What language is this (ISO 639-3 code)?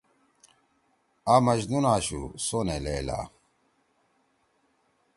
trw